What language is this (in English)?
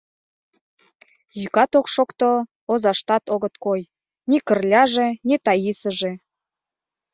Mari